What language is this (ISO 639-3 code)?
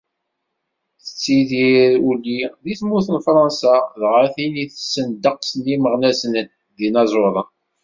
kab